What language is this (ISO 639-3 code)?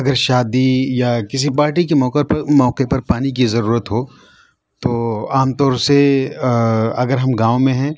urd